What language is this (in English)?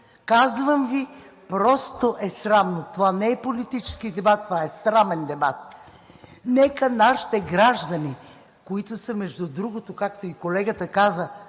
Bulgarian